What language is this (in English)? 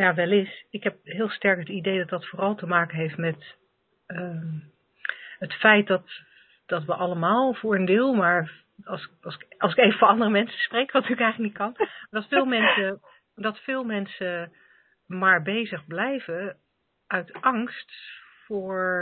Dutch